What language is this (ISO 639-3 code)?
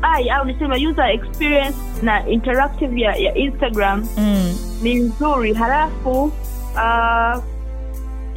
swa